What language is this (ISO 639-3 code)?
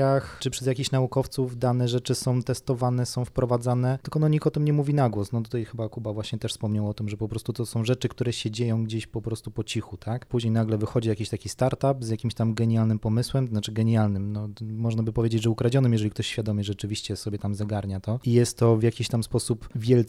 pol